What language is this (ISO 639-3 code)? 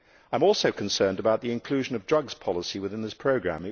eng